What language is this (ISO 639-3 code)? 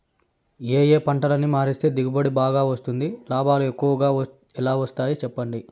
tel